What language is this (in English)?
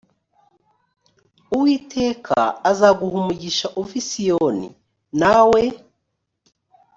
Kinyarwanda